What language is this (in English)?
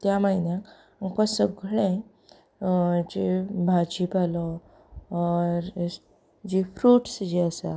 Konkani